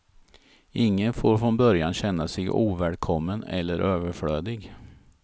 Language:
Swedish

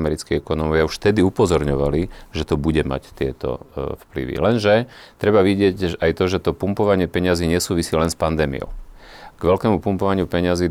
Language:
Slovak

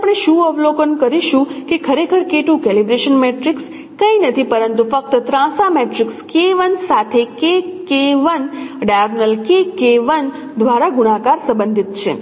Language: Gujarati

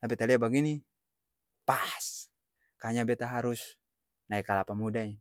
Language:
Ambonese Malay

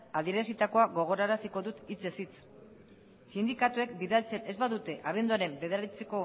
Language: Basque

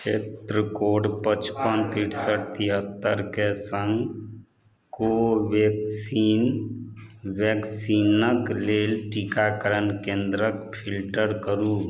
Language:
Maithili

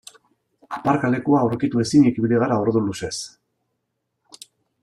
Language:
Basque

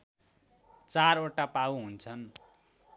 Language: Nepali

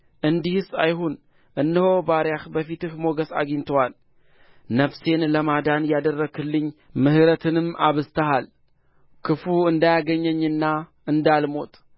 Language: Amharic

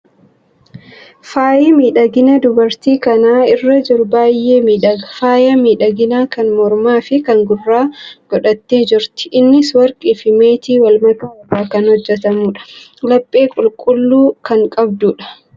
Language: Oromo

